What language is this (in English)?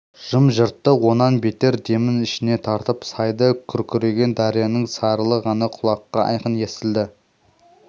Kazakh